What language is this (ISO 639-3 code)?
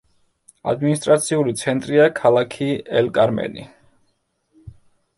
kat